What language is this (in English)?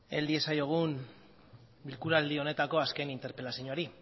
Basque